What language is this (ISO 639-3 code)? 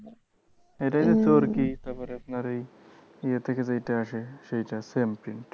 ben